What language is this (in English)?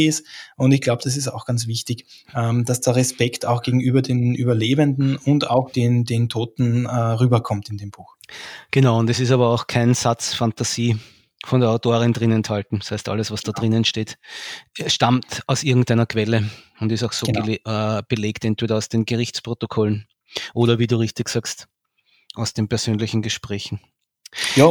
German